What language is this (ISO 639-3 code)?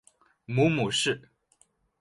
zho